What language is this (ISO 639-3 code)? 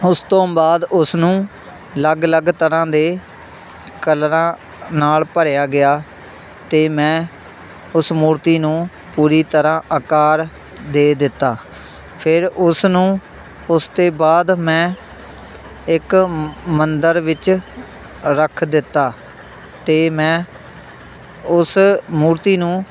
pan